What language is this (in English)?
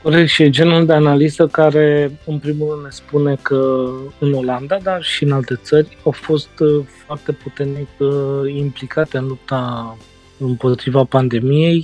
Romanian